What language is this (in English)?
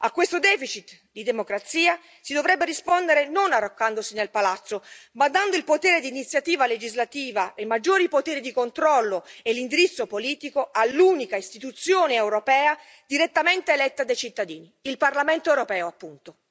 Italian